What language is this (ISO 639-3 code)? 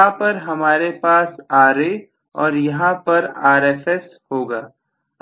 hin